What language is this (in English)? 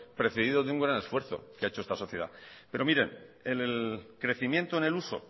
Spanish